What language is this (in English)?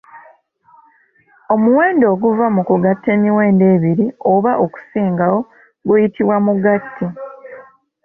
Ganda